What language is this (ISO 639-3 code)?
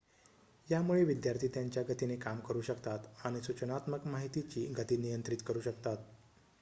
mar